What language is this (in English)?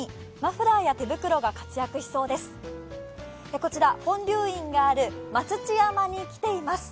Japanese